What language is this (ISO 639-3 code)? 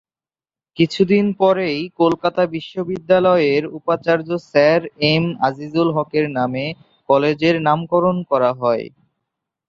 ben